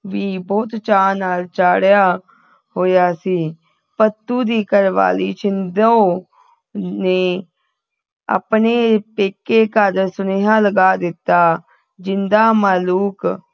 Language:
Punjabi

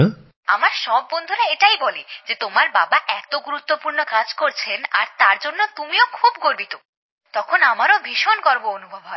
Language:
Bangla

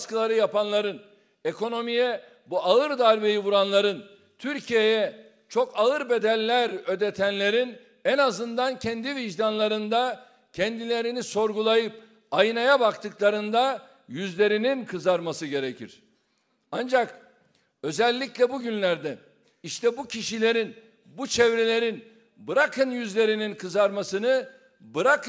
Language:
Turkish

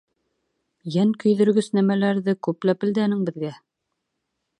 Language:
Bashkir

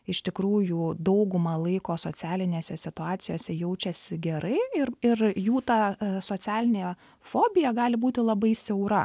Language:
Lithuanian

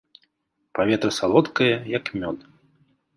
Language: Belarusian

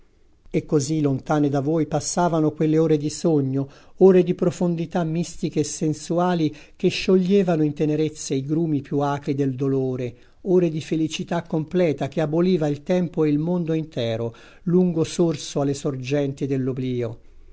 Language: Italian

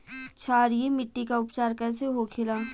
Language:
Bhojpuri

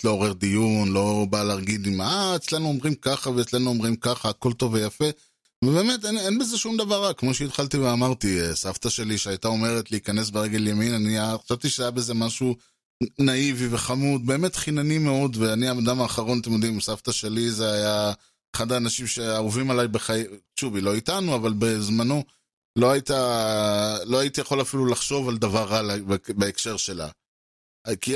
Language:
Hebrew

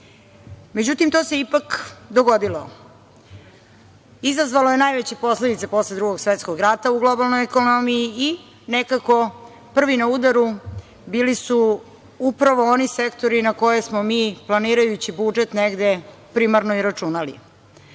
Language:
Serbian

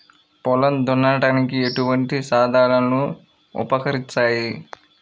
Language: Telugu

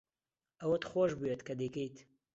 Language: Central Kurdish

